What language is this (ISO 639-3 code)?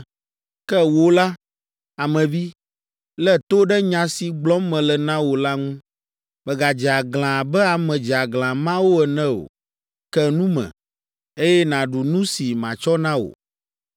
ewe